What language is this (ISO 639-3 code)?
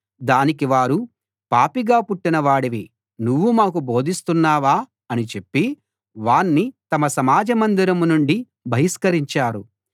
tel